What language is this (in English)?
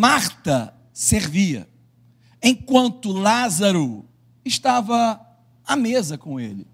Portuguese